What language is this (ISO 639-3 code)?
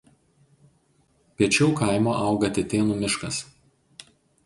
lit